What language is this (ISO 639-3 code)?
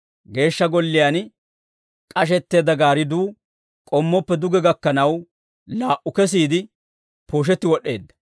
dwr